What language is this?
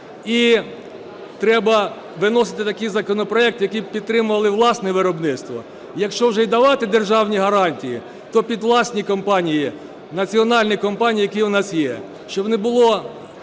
Ukrainian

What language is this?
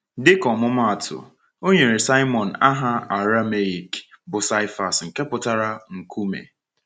Igbo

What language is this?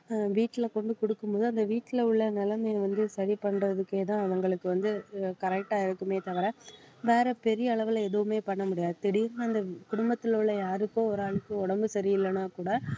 Tamil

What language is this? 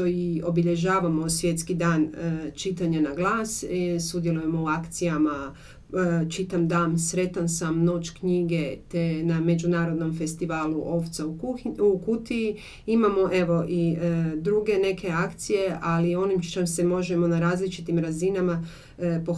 Croatian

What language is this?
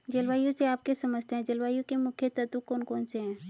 Hindi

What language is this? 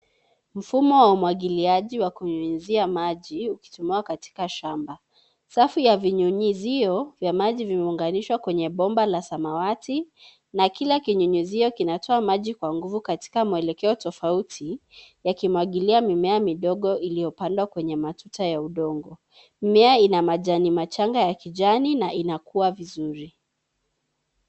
Swahili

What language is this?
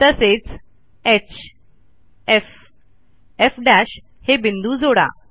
Marathi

